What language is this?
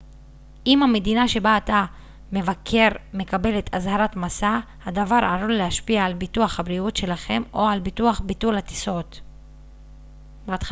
Hebrew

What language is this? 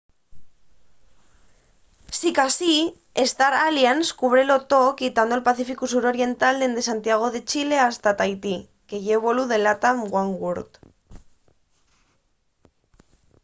Asturian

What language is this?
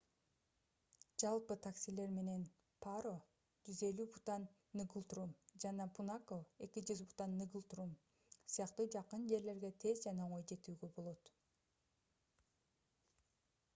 Kyrgyz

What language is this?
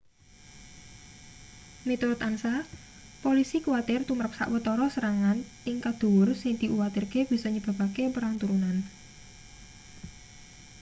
Javanese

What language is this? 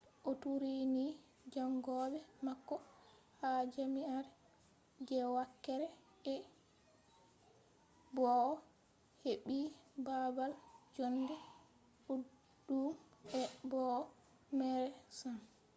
Fula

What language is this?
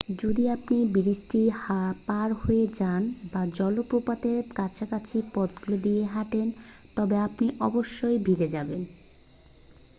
Bangla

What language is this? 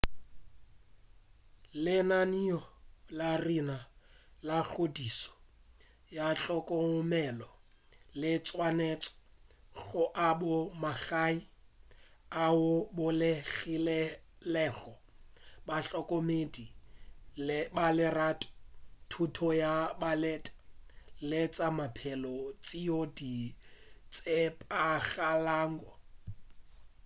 Northern Sotho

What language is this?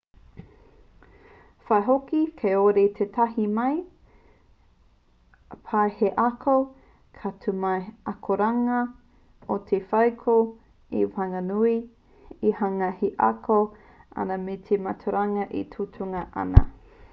Māori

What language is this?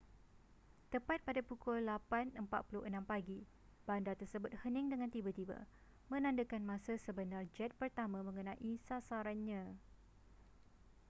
Malay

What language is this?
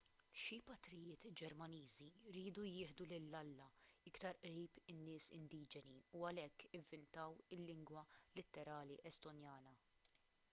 Maltese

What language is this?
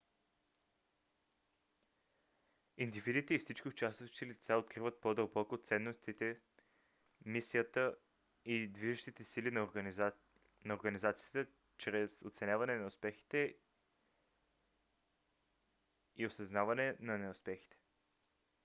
Bulgarian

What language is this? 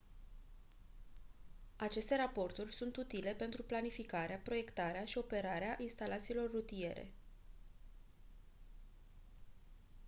Romanian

